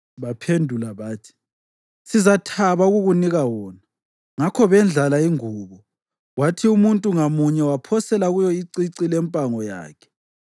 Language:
North Ndebele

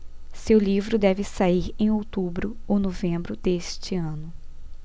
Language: Portuguese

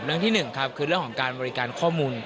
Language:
Thai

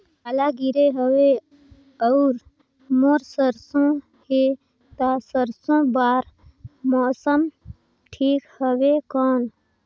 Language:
Chhattisgarhi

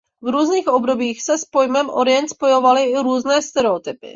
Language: Czech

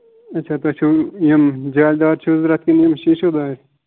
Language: Kashmiri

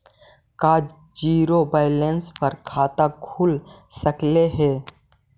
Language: Magahi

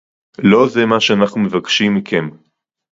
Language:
Hebrew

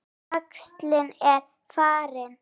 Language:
Icelandic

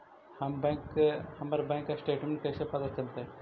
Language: Magahi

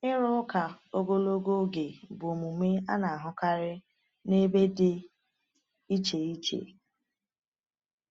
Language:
Igbo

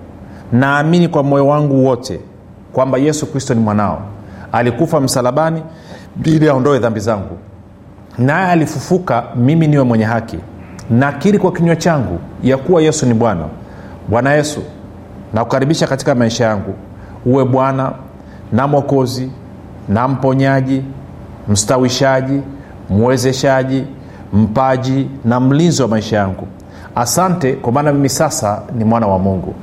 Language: Swahili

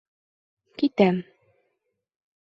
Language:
Bashkir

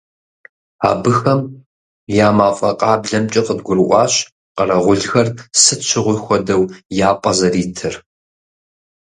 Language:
Kabardian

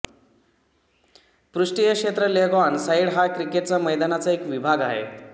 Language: Marathi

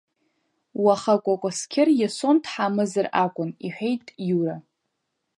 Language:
Abkhazian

